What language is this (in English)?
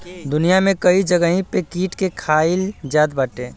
Bhojpuri